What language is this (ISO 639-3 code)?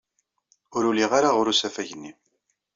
kab